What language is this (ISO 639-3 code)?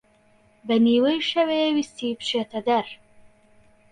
ckb